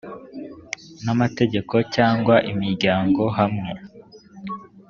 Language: Kinyarwanda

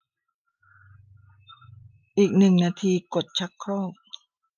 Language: Thai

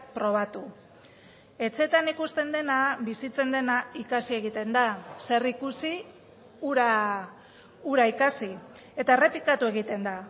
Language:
Basque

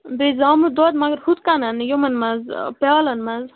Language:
Kashmiri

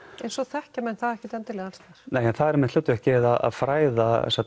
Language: Icelandic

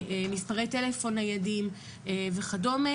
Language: Hebrew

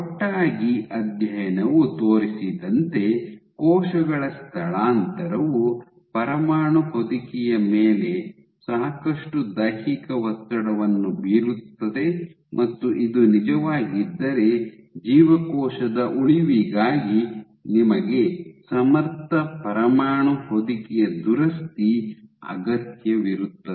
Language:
Kannada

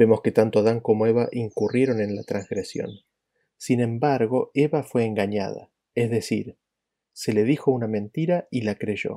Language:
Spanish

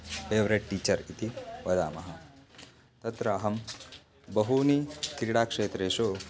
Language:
Sanskrit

